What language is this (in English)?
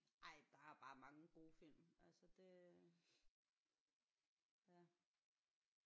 Danish